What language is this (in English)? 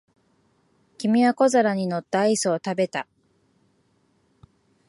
Japanese